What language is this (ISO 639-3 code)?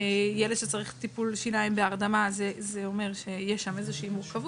heb